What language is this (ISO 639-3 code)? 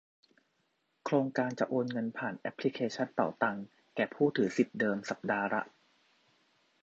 tha